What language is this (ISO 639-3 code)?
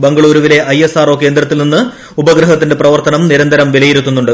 mal